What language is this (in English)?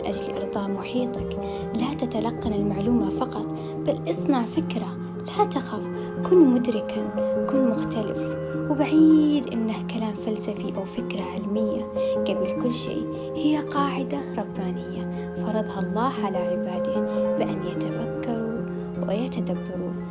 Arabic